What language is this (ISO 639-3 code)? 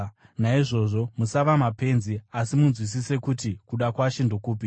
sna